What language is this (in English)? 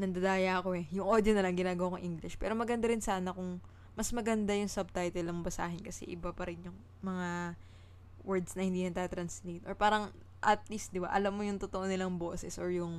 Filipino